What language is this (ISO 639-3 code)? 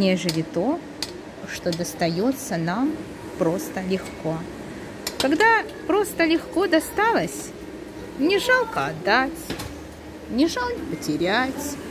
rus